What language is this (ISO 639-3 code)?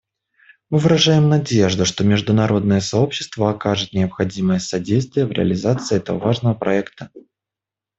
rus